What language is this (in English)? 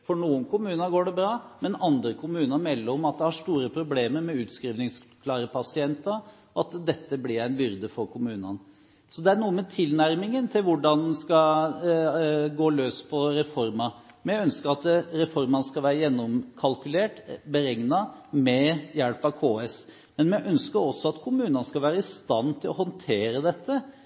Norwegian Bokmål